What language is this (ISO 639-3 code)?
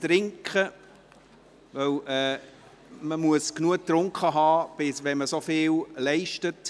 gsw